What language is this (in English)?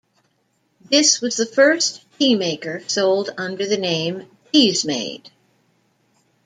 English